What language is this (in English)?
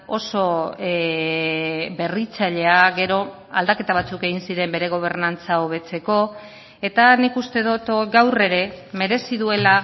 Basque